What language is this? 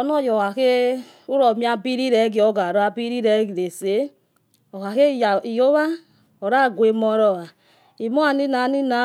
Yekhee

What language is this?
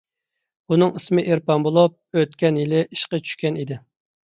Uyghur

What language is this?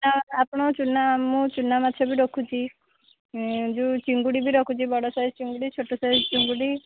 Odia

